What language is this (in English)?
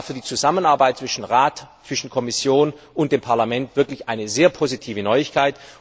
German